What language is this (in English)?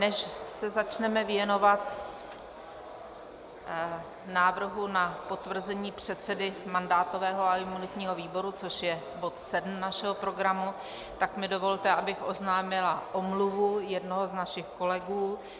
Czech